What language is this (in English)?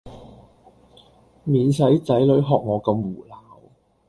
Cantonese